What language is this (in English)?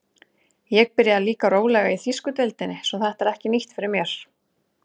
Icelandic